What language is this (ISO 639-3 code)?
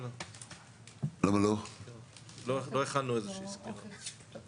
heb